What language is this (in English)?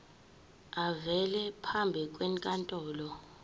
Zulu